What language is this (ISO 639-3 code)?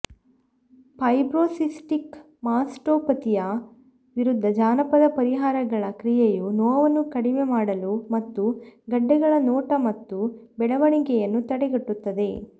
kan